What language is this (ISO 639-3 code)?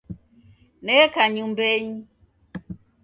dav